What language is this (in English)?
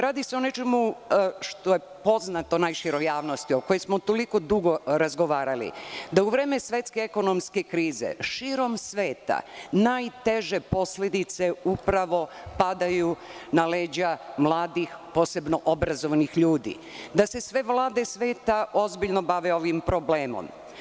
Serbian